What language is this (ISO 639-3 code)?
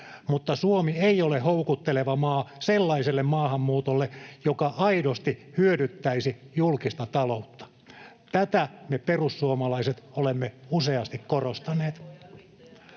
fin